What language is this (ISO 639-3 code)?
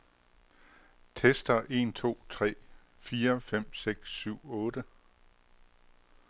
dan